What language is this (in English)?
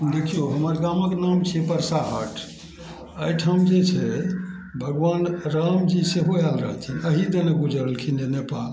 Maithili